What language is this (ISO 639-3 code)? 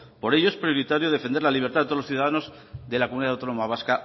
spa